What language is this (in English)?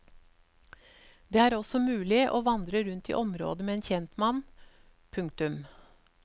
Norwegian